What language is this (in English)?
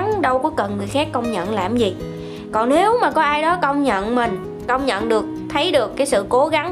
Vietnamese